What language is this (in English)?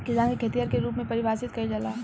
Bhojpuri